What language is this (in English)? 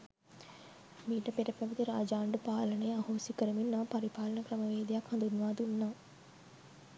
Sinhala